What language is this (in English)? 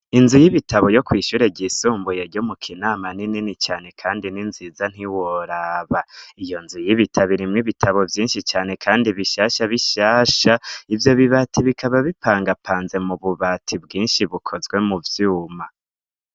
Rundi